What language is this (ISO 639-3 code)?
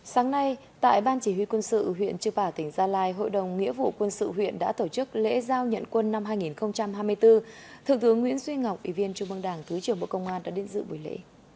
vie